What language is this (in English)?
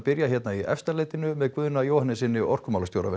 Icelandic